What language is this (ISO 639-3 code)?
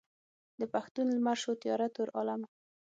pus